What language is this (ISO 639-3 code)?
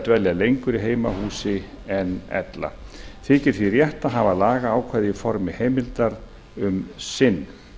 isl